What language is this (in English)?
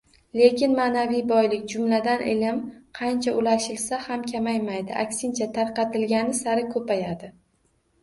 Uzbek